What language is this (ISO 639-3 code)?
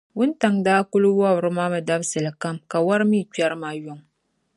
dag